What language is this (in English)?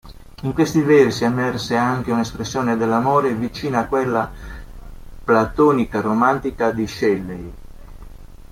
Italian